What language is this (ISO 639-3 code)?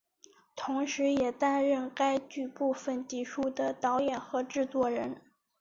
zho